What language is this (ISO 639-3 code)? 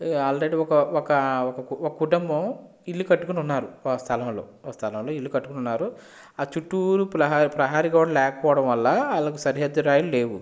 tel